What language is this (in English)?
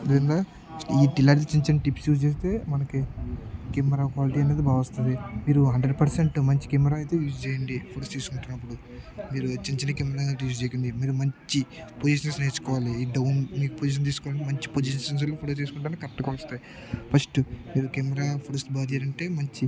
Telugu